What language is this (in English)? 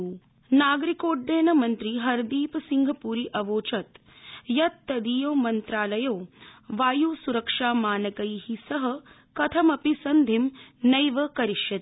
Sanskrit